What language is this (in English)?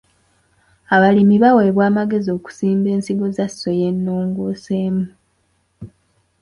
Ganda